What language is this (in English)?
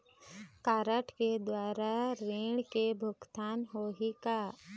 Chhattisgarhi